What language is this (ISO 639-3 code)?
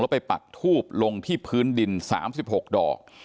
tha